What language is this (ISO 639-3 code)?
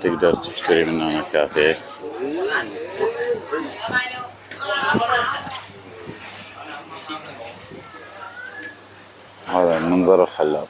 ara